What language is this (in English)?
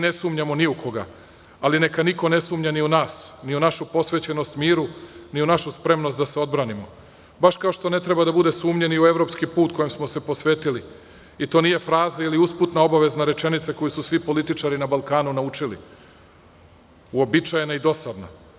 Serbian